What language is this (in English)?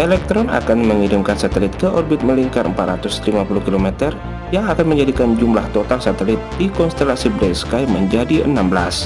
Indonesian